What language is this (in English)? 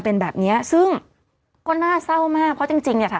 Thai